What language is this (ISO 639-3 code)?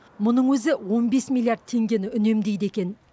kaz